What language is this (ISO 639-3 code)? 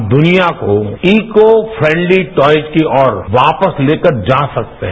hin